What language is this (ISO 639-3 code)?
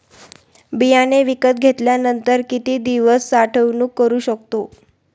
mar